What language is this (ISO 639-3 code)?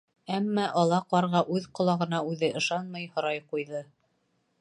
bak